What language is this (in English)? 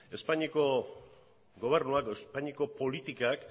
Basque